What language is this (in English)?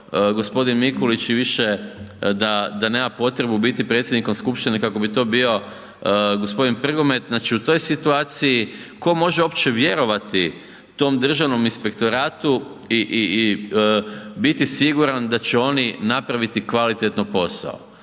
Croatian